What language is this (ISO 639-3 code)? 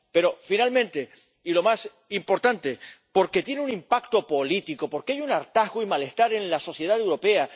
spa